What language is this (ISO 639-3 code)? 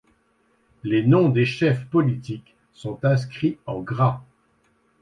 fra